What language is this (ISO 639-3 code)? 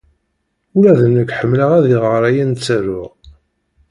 kab